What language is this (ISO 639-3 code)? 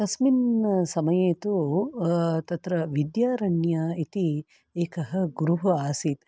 san